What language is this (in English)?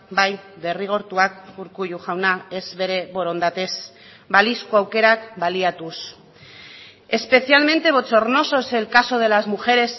Basque